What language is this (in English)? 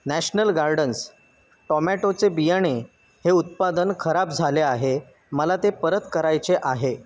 Marathi